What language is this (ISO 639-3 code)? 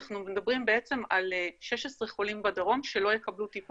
heb